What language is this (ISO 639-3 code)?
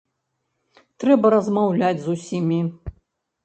bel